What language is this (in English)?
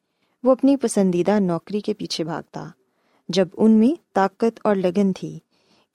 Urdu